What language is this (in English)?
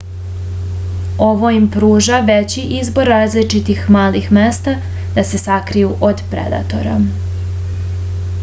Serbian